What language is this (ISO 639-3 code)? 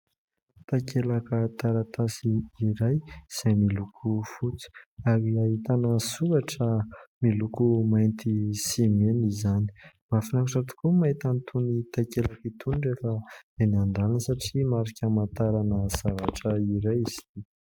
mlg